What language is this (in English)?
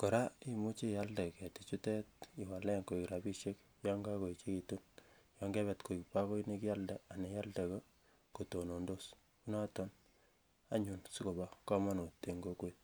Kalenjin